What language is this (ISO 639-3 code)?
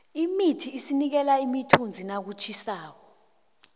nbl